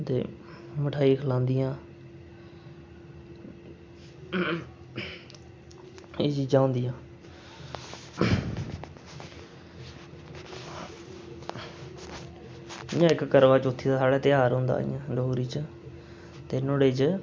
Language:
Dogri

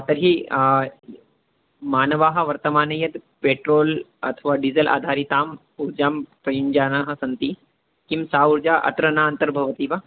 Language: Sanskrit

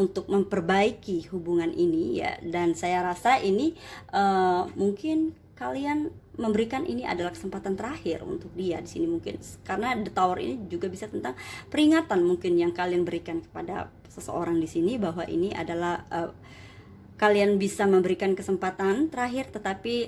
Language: Indonesian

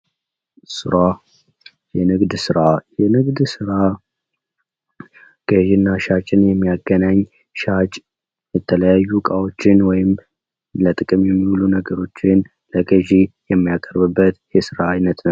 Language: Amharic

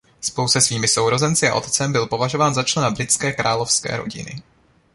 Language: Czech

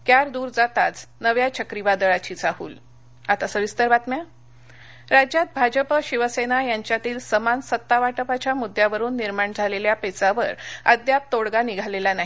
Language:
Marathi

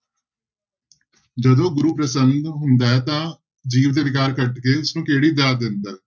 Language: Punjabi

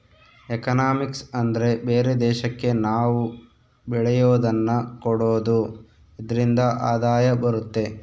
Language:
Kannada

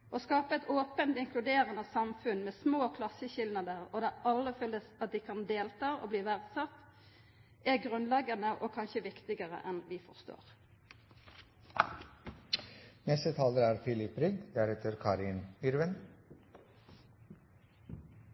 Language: Norwegian Nynorsk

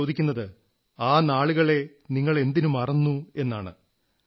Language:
Malayalam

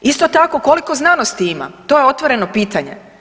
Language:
Croatian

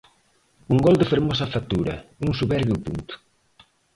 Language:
Galician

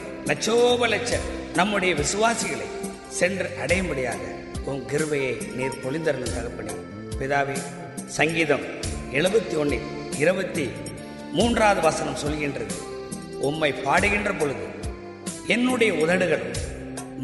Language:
Tamil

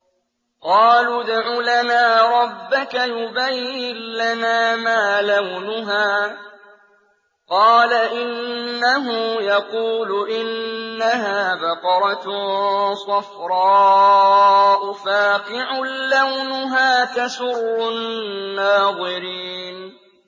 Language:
Arabic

